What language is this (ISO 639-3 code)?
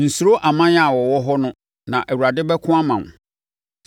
aka